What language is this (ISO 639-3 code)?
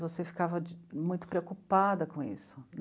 por